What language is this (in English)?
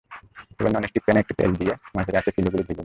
Bangla